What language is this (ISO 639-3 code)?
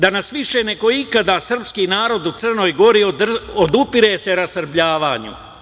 srp